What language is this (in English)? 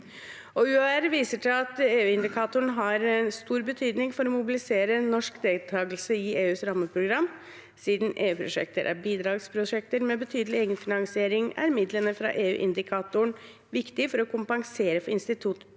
Norwegian